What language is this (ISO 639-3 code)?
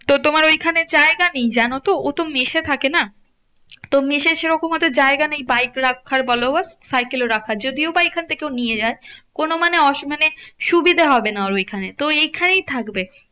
ben